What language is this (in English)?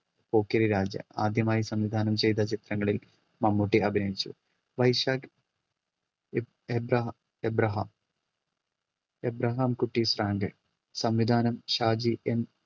Malayalam